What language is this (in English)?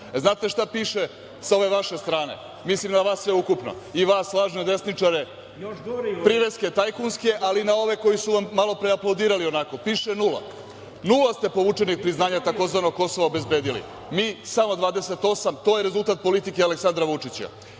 Serbian